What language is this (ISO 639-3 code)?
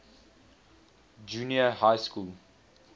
eng